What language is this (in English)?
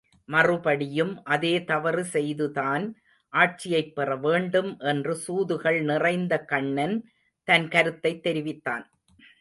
Tamil